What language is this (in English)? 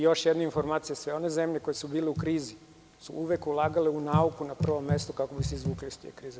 Serbian